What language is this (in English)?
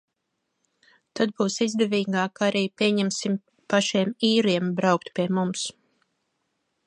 Latvian